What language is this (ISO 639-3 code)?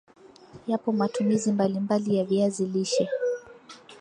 swa